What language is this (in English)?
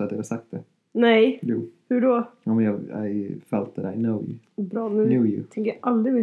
Swedish